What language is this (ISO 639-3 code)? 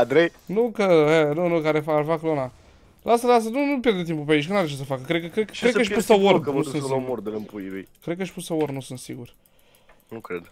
ron